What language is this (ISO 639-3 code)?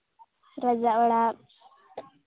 sat